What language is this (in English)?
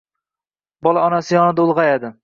Uzbek